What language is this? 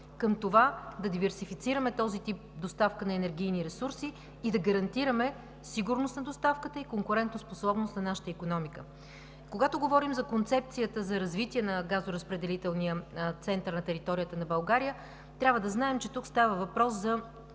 Bulgarian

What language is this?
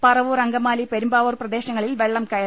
Malayalam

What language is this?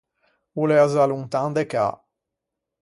Ligurian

